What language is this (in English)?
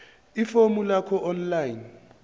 Zulu